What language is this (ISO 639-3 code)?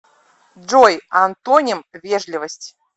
rus